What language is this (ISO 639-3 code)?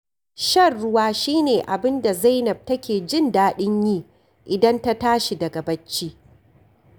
hau